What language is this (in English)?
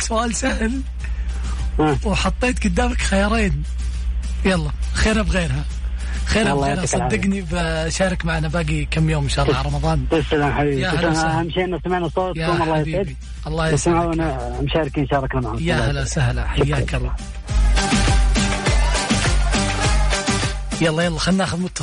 Arabic